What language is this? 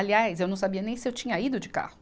Portuguese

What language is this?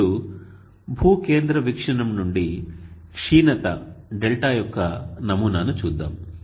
Telugu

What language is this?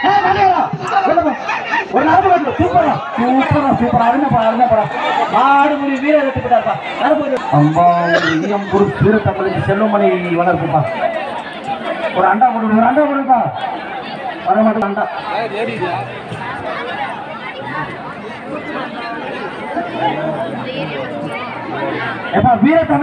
Arabic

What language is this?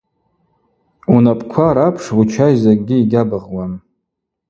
Abaza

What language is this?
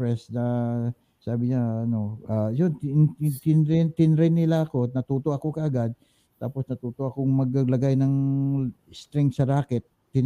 Filipino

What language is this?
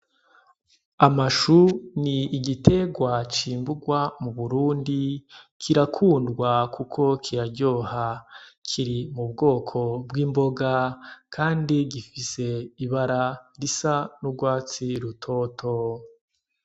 Rundi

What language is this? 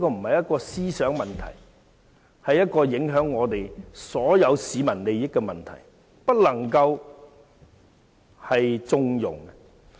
Cantonese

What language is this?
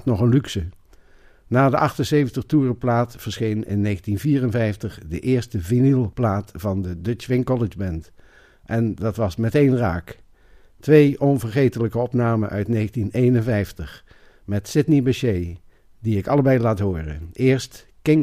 Dutch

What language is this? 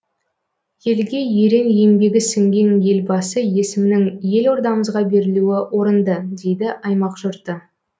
Kazakh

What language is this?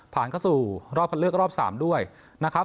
Thai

